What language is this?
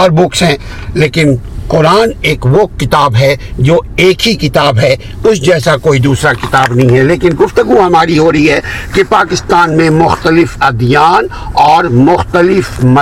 Urdu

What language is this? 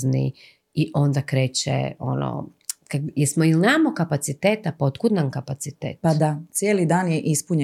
Croatian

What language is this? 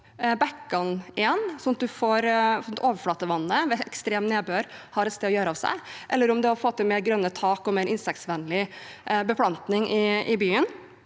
Norwegian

